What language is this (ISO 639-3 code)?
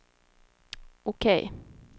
swe